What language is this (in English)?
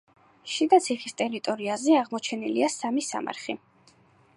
Georgian